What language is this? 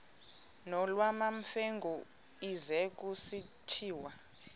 Xhosa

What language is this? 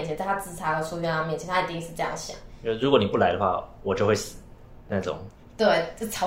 Chinese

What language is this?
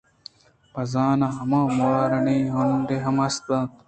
Eastern Balochi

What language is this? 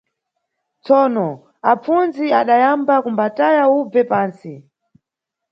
Nyungwe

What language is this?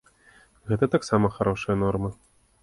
Belarusian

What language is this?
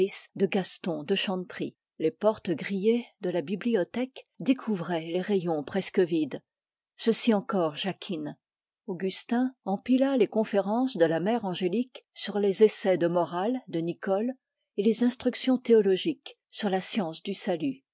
French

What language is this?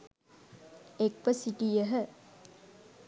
Sinhala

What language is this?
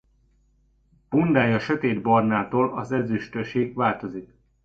Hungarian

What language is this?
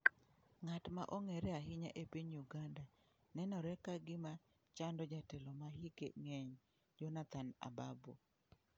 Luo (Kenya and Tanzania)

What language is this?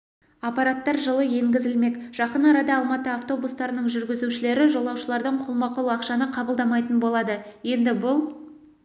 Kazakh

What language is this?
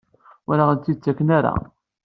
Kabyle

